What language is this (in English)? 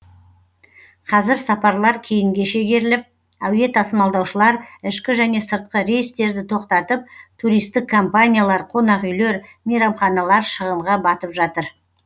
Kazakh